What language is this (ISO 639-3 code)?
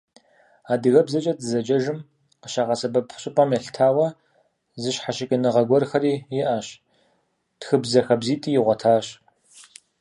kbd